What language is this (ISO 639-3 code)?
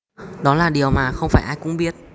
vie